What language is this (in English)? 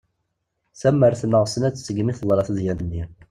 Kabyle